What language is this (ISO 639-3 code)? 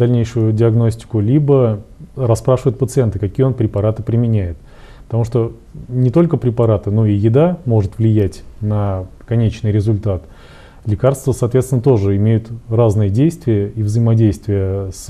rus